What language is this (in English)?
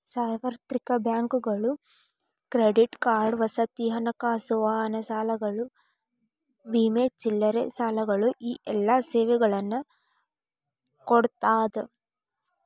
Kannada